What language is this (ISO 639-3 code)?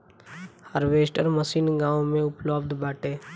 bho